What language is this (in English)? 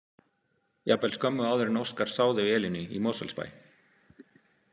Icelandic